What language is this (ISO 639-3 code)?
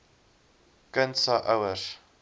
afr